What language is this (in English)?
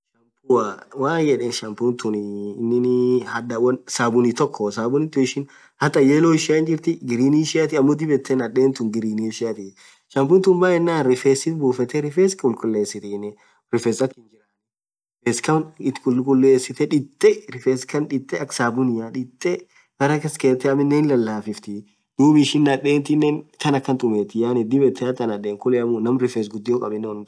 Orma